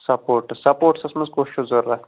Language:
Kashmiri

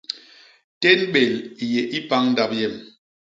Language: Basaa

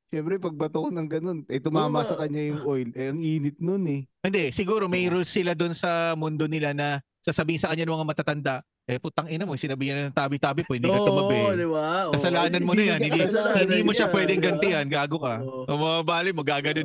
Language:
Filipino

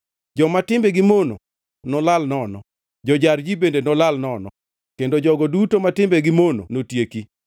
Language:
Luo (Kenya and Tanzania)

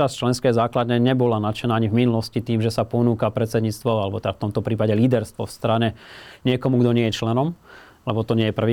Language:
Slovak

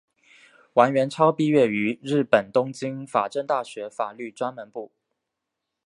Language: Chinese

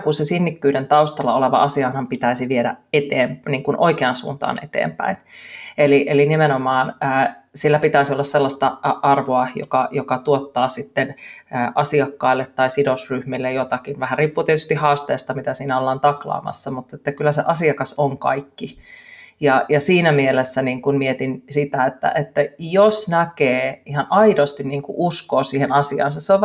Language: Finnish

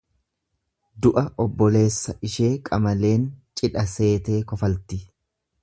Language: Oromo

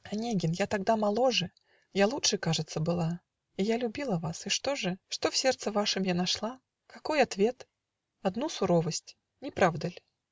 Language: Russian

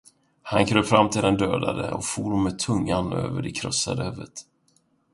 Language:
Swedish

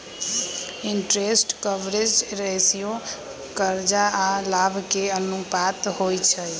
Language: Magahi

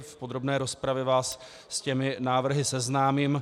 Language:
Czech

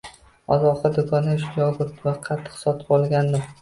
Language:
Uzbek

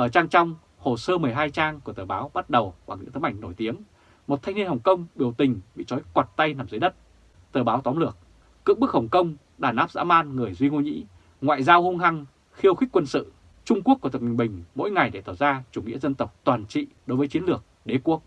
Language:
Vietnamese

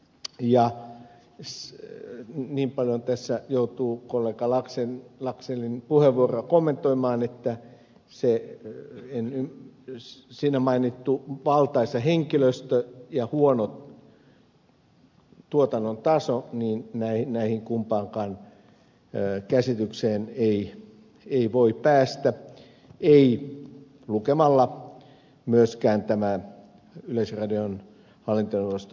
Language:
Finnish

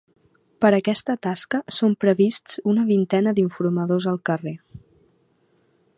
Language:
Catalan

